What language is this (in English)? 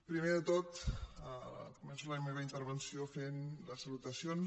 Catalan